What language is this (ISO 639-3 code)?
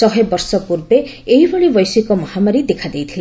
ori